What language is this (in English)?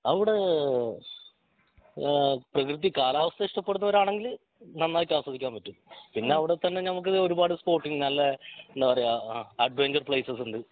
Malayalam